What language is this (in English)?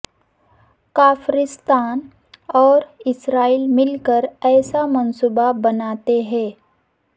Urdu